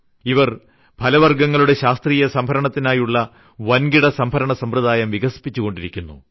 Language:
Malayalam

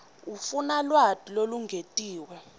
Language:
Swati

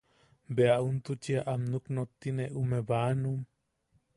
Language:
Yaqui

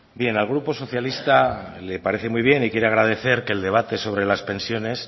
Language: Spanish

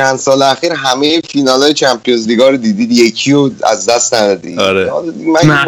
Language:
Persian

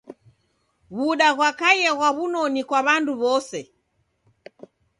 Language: Taita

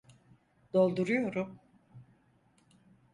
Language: Turkish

